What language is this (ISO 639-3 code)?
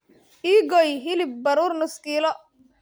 som